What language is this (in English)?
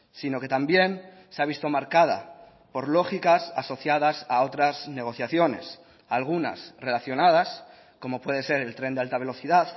Spanish